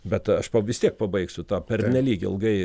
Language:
Lithuanian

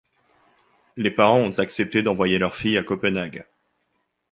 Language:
French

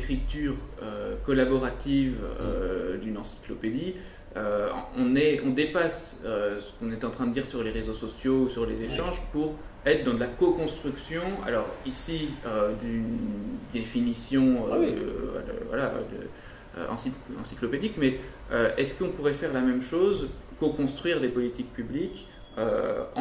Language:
French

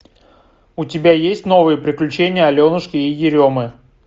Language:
Russian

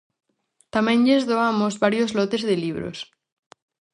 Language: Galician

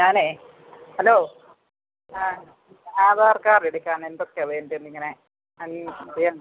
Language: Malayalam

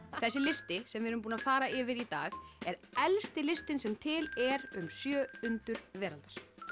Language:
Icelandic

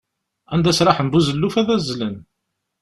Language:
Kabyle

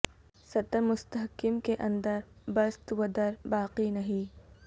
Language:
Urdu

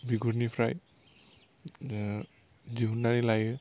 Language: Bodo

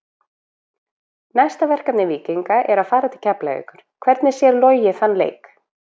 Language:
Icelandic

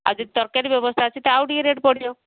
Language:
Odia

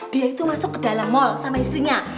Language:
Indonesian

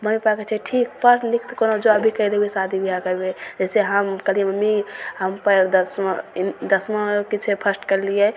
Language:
Maithili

